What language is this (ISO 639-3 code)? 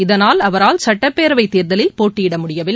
tam